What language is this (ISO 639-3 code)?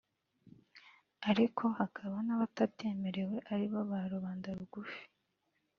kin